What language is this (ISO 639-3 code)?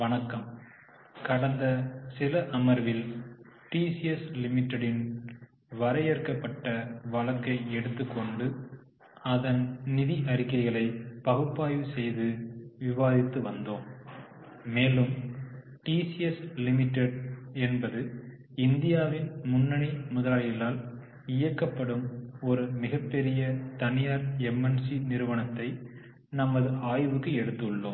tam